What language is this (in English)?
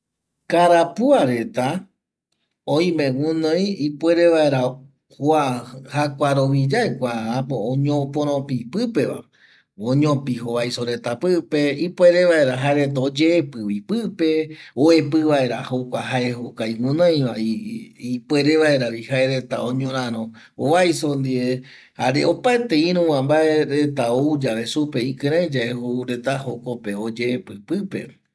Eastern Bolivian Guaraní